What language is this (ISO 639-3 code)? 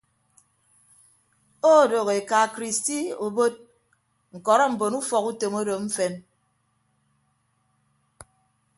ibb